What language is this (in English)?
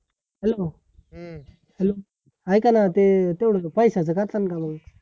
Marathi